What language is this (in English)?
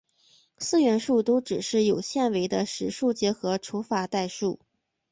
Chinese